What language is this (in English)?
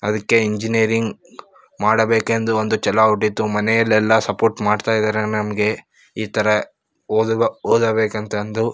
Kannada